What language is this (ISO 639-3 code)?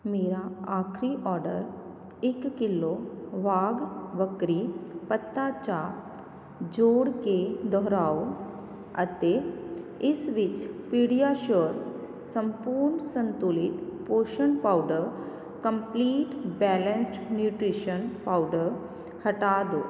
pan